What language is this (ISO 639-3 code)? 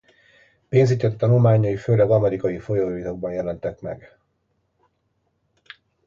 hun